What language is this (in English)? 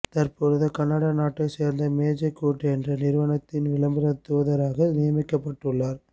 Tamil